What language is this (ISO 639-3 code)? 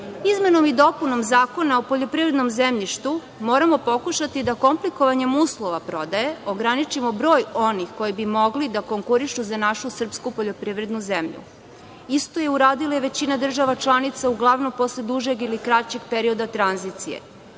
srp